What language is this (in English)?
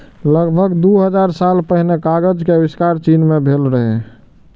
Maithili